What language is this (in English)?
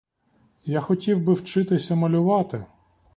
Ukrainian